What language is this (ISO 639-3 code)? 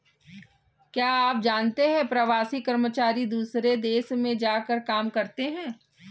hin